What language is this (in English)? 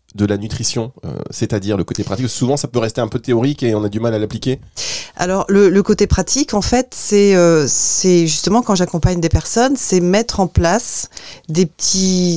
French